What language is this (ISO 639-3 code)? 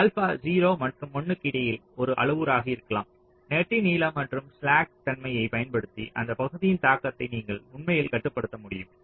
tam